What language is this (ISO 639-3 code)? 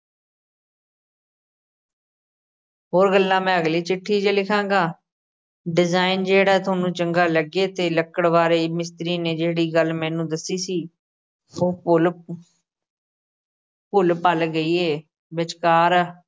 pan